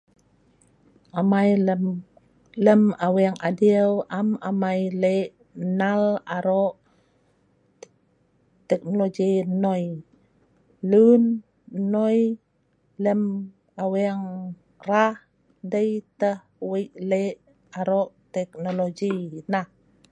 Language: Sa'ban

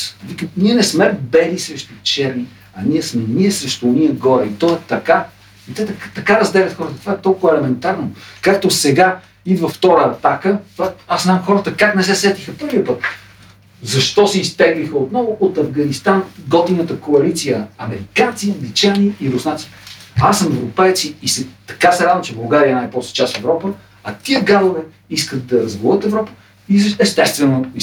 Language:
Bulgarian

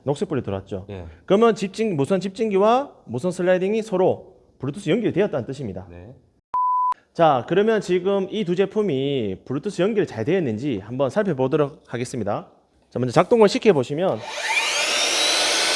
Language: Korean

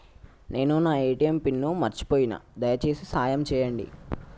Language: Telugu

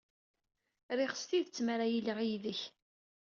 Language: Kabyle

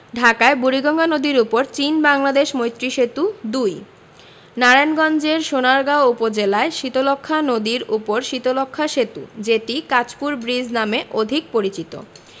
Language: Bangla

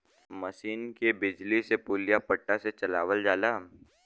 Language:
Bhojpuri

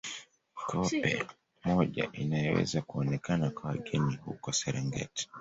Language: Swahili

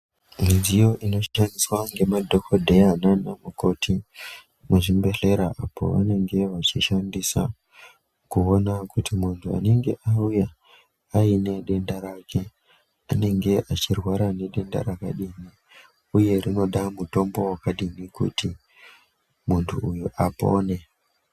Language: Ndau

